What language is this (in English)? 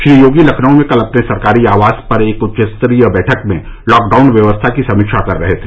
Hindi